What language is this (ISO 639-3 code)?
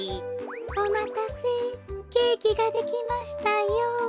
jpn